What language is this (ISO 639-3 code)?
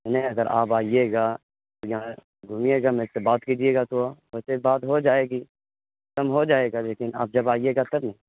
urd